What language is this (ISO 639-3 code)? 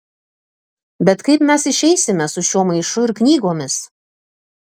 lit